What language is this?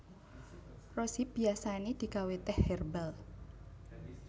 Javanese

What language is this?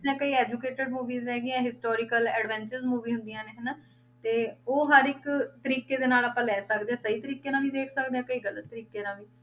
Punjabi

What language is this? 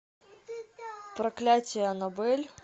Russian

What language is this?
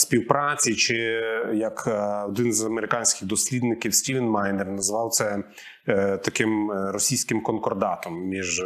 Ukrainian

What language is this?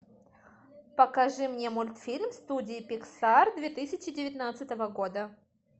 Russian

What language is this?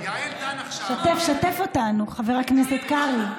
Hebrew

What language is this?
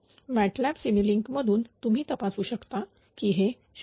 Marathi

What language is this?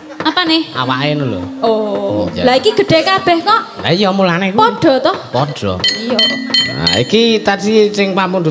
Indonesian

